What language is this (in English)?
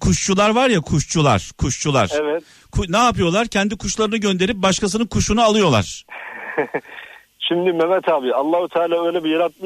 Turkish